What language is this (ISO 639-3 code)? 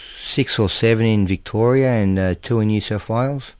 eng